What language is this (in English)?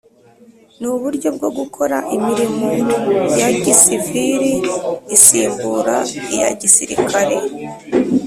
Kinyarwanda